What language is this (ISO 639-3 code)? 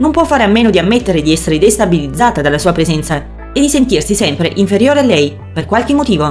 ita